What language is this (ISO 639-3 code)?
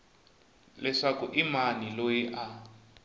tso